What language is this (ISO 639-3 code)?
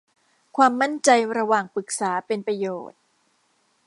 tha